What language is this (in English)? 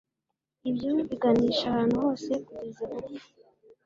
Kinyarwanda